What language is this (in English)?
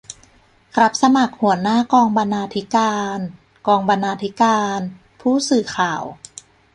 Thai